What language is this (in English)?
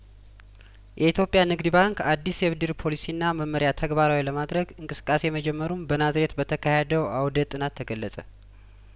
Amharic